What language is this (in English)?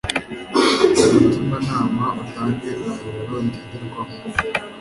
Kinyarwanda